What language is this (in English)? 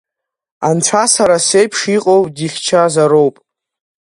Abkhazian